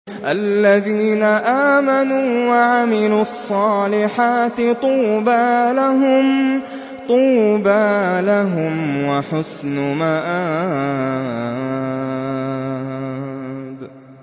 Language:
Arabic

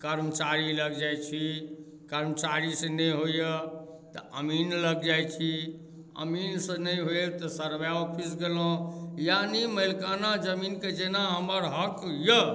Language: Maithili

